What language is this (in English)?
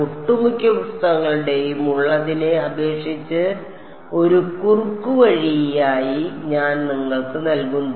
Malayalam